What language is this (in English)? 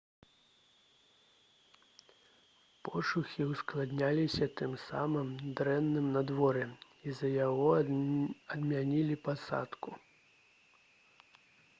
Belarusian